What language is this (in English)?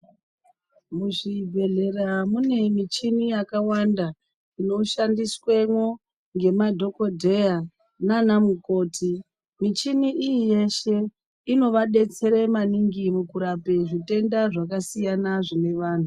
Ndau